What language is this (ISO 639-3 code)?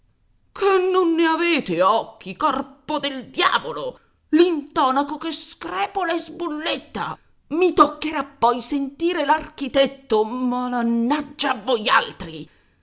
ita